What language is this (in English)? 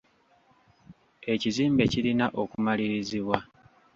Ganda